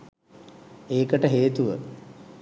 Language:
Sinhala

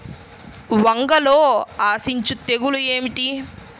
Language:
Telugu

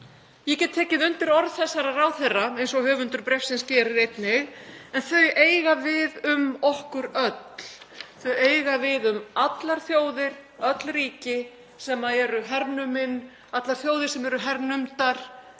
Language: Icelandic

